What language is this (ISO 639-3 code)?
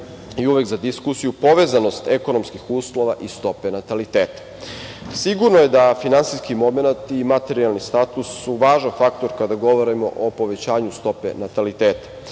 srp